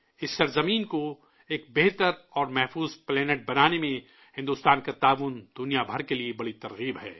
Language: Urdu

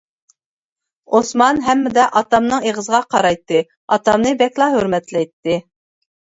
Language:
Uyghur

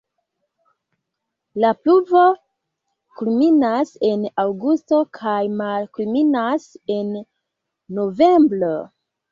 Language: Esperanto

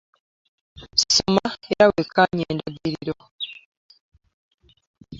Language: Ganda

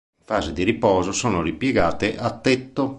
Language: Italian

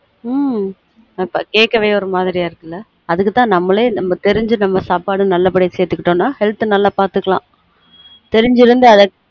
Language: Tamil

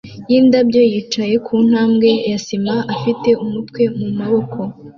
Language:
Kinyarwanda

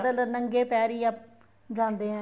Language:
Punjabi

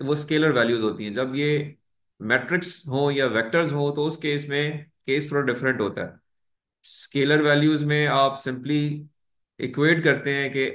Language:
Hindi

